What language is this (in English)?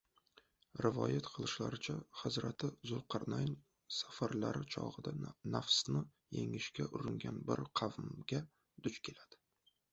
Uzbek